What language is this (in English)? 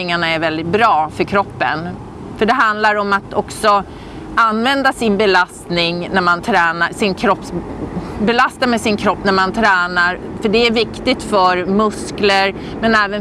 Swedish